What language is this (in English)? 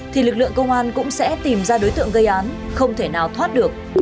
Vietnamese